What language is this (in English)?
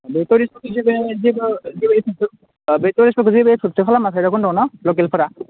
Bodo